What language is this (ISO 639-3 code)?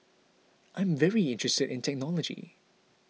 eng